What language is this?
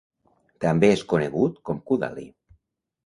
Catalan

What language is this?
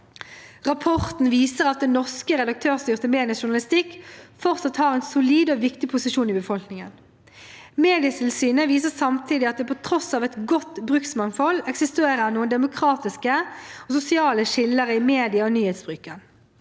Norwegian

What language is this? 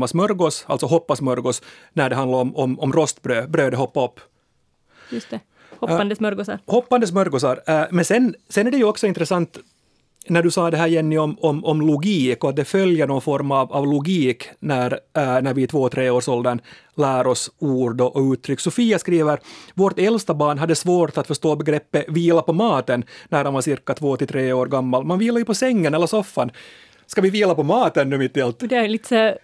Swedish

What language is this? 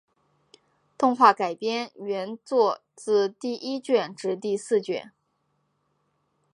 Chinese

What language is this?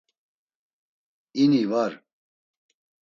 Laz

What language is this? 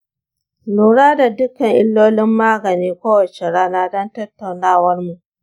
Hausa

